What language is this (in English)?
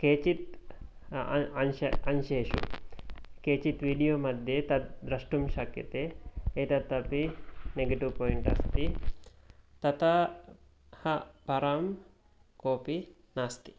Sanskrit